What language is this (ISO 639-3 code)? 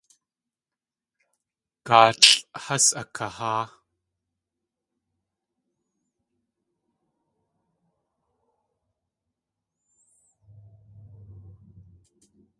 tli